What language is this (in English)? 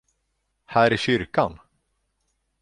Swedish